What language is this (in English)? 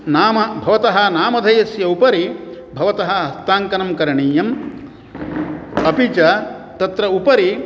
Sanskrit